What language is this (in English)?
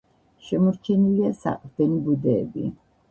Georgian